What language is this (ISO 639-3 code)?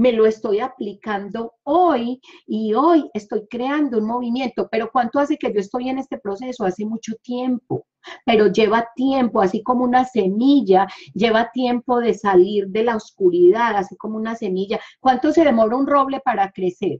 spa